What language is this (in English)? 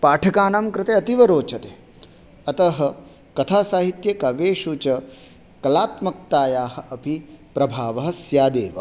Sanskrit